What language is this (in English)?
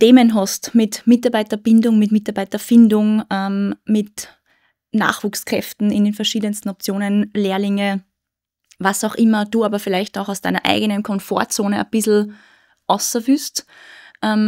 German